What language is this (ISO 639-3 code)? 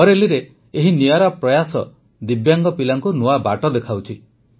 ori